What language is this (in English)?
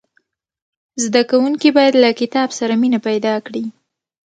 Pashto